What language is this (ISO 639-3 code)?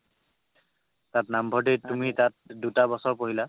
asm